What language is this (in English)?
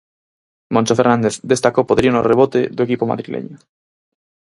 Galician